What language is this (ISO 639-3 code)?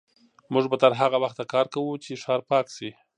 pus